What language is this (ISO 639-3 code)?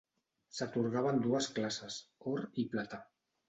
cat